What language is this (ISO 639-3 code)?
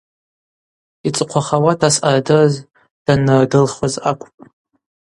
abq